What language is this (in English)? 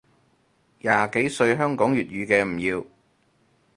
Cantonese